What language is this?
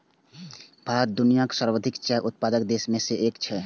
Maithili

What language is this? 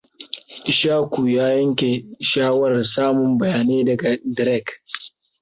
Hausa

